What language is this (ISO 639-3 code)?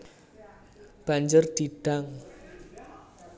jav